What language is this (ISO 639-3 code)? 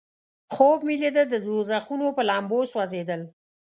pus